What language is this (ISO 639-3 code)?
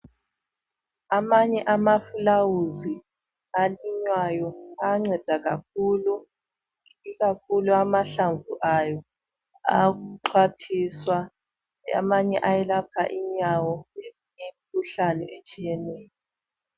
nde